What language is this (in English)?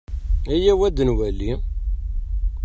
Kabyle